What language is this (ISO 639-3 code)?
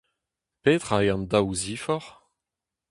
bre